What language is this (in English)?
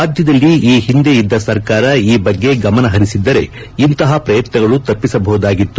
Kannada